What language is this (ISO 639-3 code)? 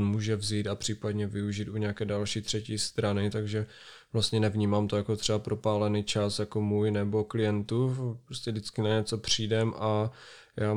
ces